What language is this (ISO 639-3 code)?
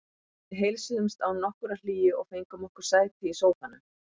isl